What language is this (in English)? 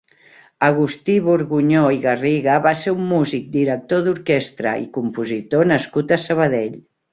Catalan